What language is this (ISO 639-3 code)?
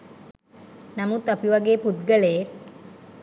sin